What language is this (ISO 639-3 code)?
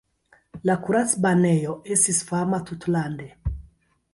epo